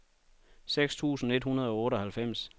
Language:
Danish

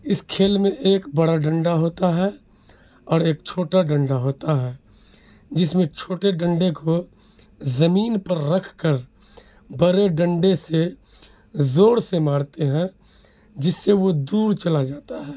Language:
Urdu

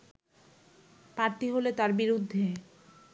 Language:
Bangla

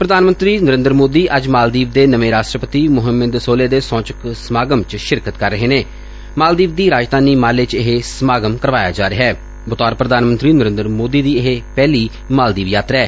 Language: Punjabi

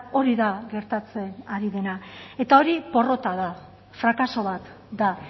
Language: Basque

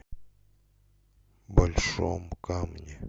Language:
Russian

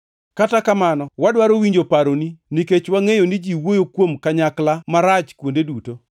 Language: Luo (Kenya and Tanzania)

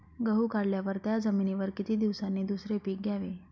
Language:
Marathi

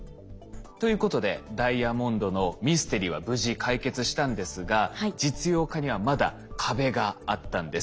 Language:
Japanese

